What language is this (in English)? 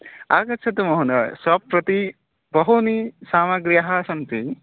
Sanskrit